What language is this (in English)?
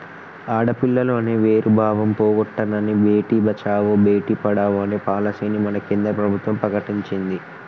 Telugu